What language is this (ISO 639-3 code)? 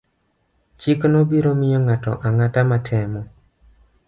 luo